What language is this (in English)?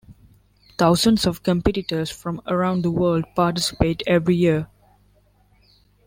English